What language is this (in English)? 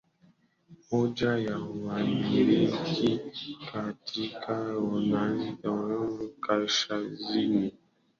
Swahili